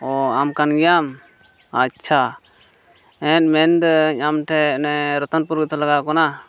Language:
Santali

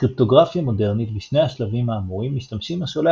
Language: Hebrew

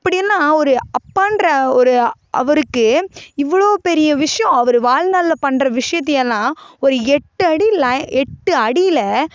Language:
Tamil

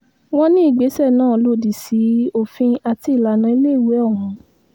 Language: Yoruba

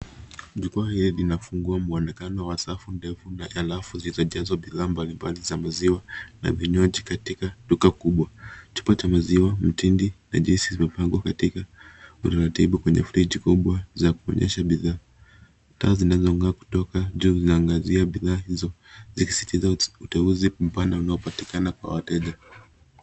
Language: Swahili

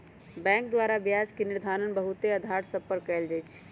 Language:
Magahi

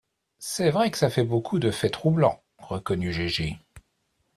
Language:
French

